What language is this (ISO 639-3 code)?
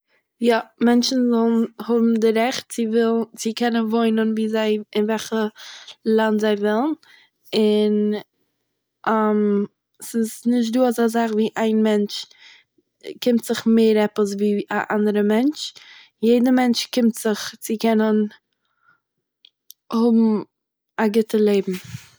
yid